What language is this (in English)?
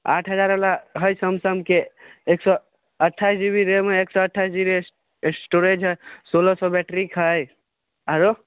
Maithili